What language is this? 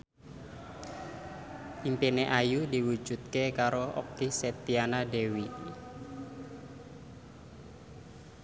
Javanese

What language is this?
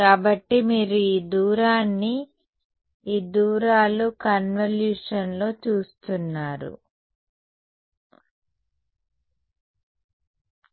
Telugu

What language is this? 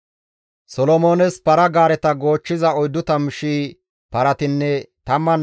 Gamo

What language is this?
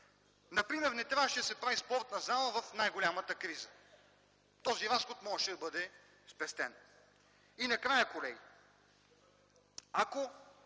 Bulgarian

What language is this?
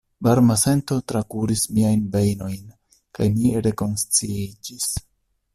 Esperanto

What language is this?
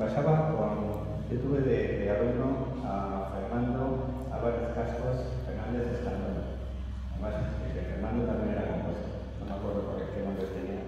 Spanish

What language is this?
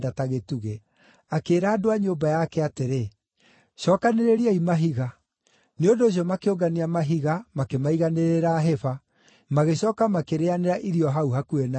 Kikuyu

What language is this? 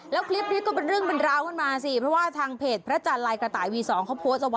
Thai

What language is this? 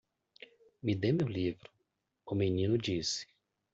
Portuguese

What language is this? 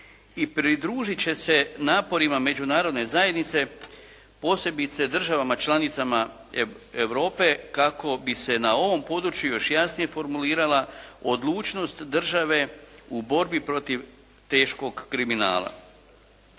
Croatian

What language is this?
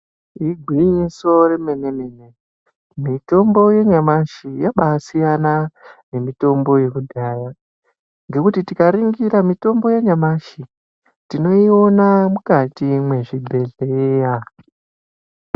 Ndau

